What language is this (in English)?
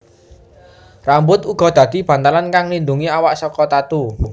Javanese